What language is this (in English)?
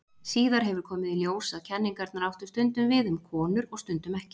Icelandic